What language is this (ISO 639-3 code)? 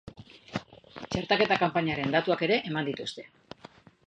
eus